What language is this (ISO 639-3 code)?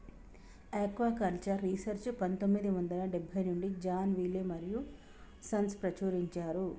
tel